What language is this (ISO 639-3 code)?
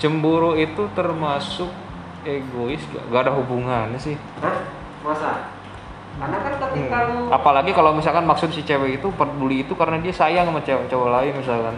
ind